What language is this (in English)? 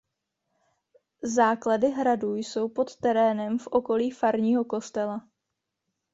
Czech